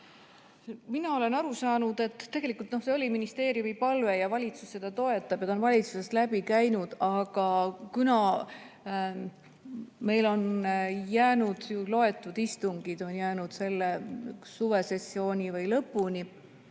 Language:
Estonian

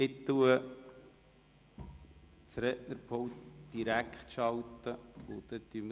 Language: Swiss German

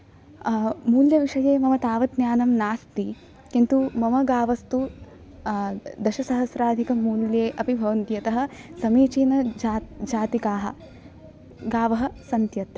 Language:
Sanskrit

